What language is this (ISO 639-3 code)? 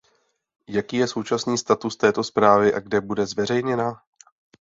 ces